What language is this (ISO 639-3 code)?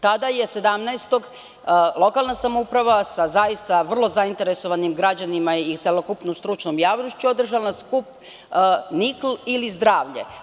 srp